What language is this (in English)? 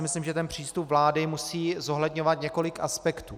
Czech